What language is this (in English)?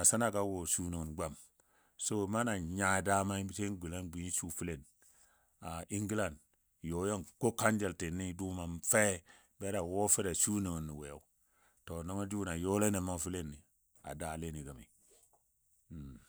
Dadiya